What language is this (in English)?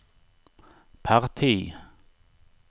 Swedish